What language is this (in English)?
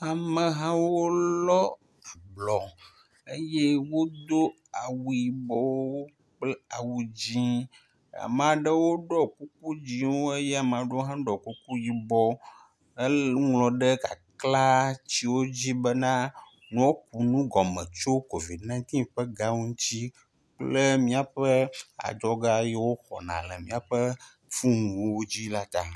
Ewe